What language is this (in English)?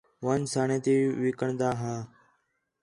Khetrani